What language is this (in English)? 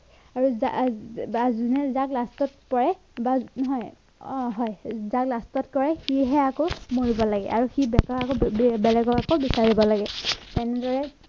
Assamese